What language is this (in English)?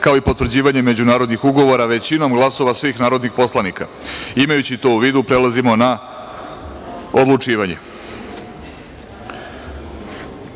Serbian